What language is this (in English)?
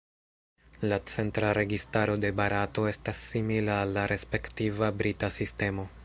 Esperanto